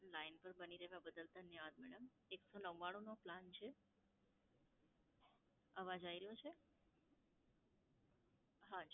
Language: Gujarati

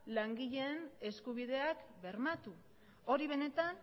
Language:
Basque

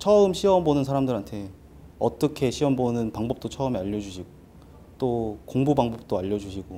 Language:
Korean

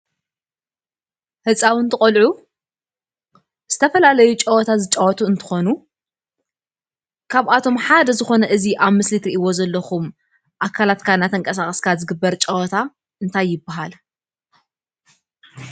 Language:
Tigrinya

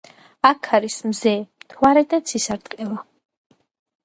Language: Georgian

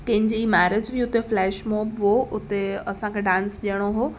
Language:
Sindhi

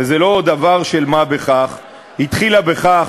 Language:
Hebrew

